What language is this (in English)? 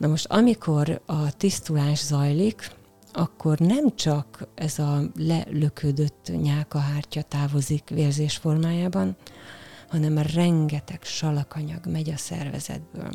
Hungarian